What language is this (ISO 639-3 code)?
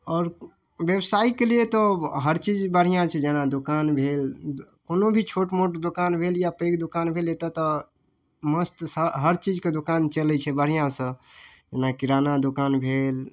mai